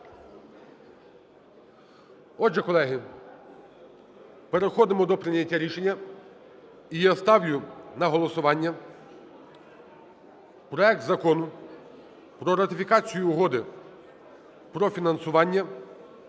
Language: Ukrainian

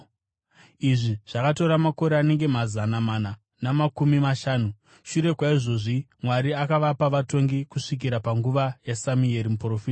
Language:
Shona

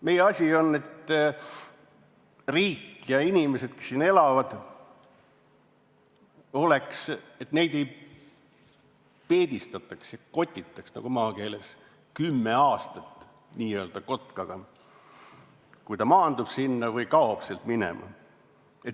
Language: Estonian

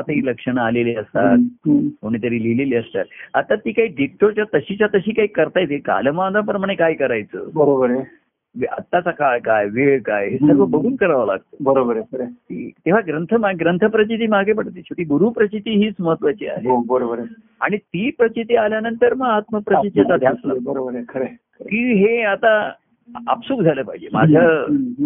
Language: Marathi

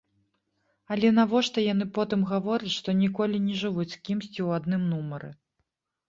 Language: Belarusian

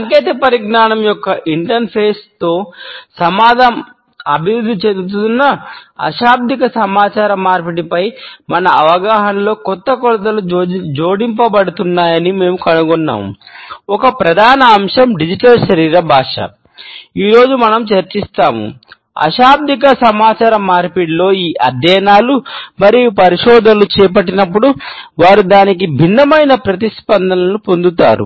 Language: Telugu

